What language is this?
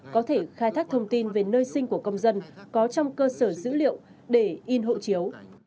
Vietnamese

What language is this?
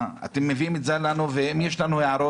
Hebrew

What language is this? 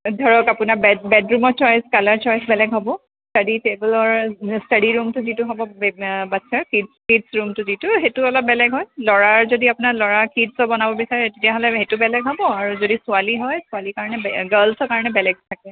Assamese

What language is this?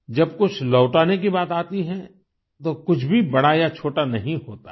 Hindi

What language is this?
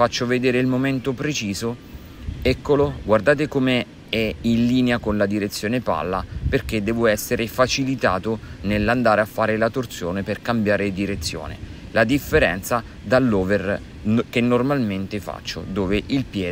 Italian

